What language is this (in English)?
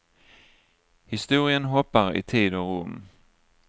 Swedish